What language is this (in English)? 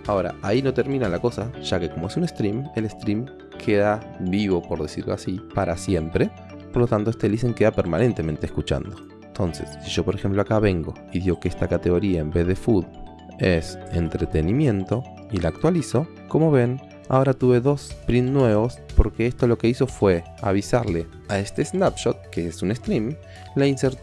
Spanish